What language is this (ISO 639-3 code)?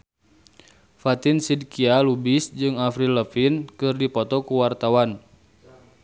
sun